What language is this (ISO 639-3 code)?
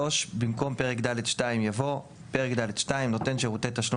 heb